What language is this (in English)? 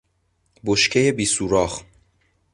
Persian